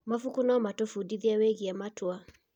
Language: Kikuyu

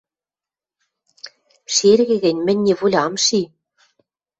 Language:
Western Mari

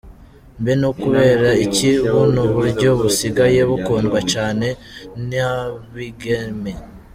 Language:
Kinyarwanda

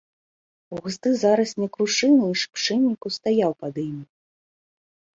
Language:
Belarusian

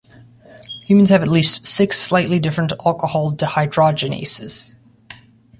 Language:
English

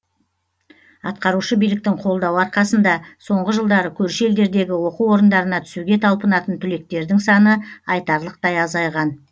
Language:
Kazakh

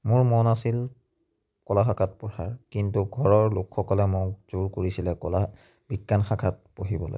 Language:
Assamese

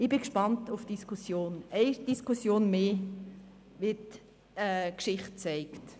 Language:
Swiss German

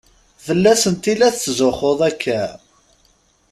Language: Kabyle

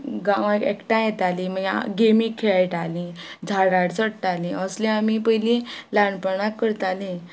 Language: Konkani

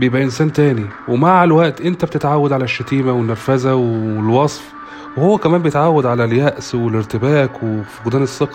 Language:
Arabic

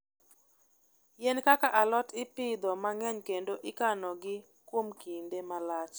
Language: Luo (Kenya and Tanzania)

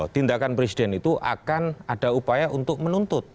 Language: Indonesian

